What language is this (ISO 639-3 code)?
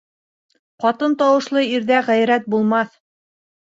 bak